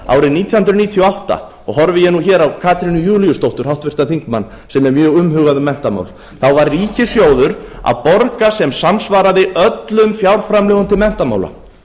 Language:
Icelandic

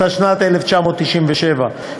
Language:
Hebrew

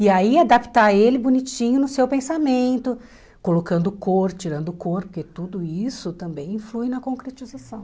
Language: Portuguese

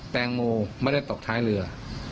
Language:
Thai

